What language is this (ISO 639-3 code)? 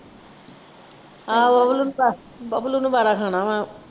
pan